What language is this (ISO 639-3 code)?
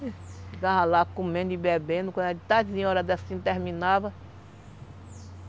por